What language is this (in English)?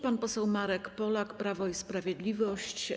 Polish